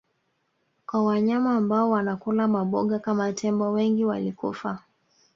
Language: Swahili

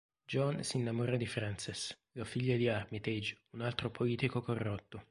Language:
Italian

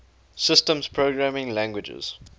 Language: English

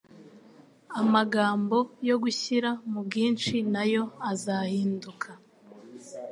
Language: Kinyarwanda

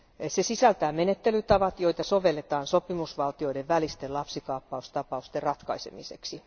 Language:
Finnish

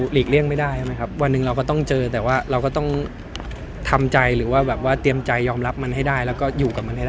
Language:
Thai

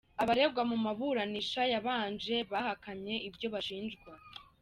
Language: Kinyarwanda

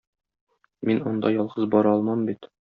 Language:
Tatar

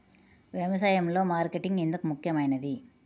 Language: Telugu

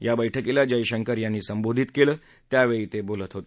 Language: Marathi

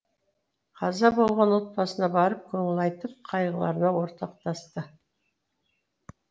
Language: Kazakh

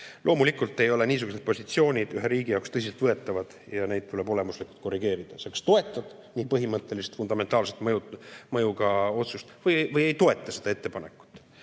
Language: Estonian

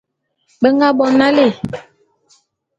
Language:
Bulu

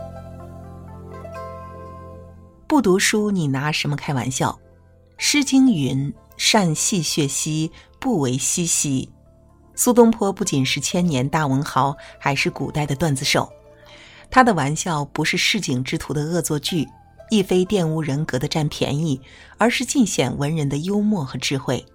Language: Chinese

